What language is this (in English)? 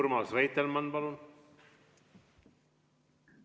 Estonian